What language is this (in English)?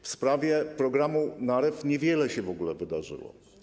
Polish